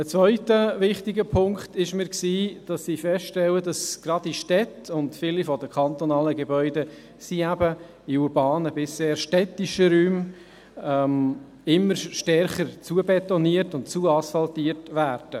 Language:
Swiss German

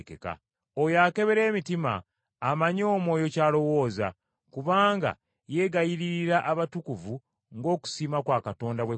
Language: Ganda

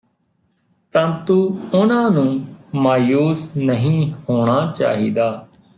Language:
Punjabi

